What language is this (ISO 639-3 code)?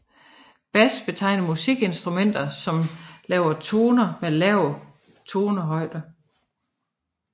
dan